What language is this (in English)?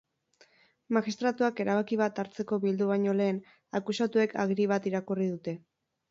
Basque